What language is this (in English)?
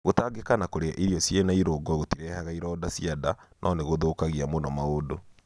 Kikuyu